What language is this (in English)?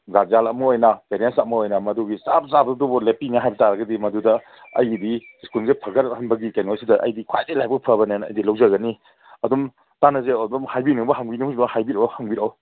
Manipuri